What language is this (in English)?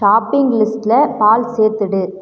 Tamil